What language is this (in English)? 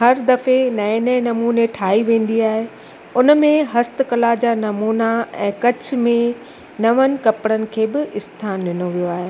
Sindhi